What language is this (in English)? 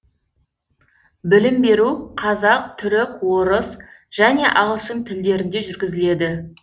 Kazakh